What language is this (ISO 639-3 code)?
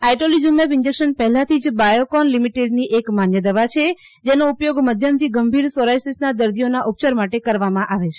guj